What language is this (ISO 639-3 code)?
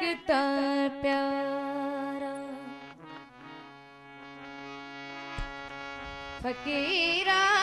hin